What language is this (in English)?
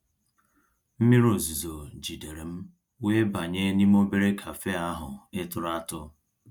Igbo